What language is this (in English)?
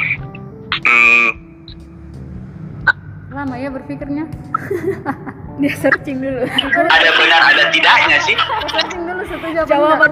Indonesian